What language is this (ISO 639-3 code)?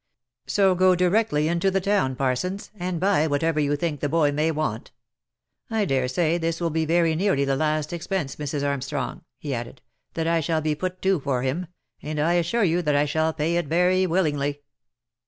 eng